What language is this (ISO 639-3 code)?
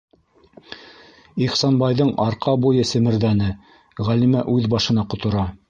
bak